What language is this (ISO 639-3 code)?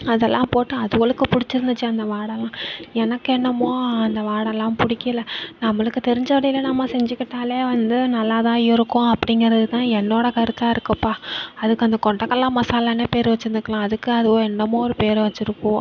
tam